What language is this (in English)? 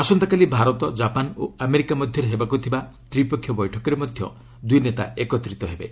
Odia